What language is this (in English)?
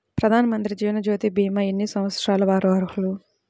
Telugu